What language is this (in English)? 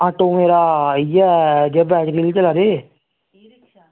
Dogri